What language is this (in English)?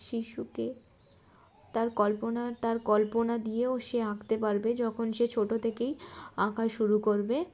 Bangla